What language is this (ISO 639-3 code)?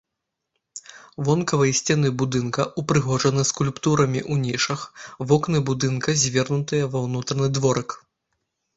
bel